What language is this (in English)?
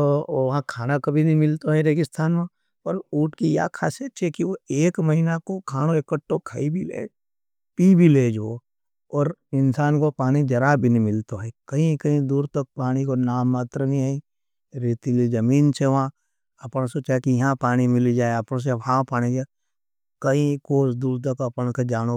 Nimadi